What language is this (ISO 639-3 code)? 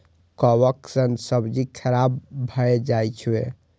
mai